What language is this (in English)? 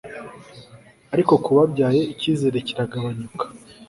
Kinyarwanda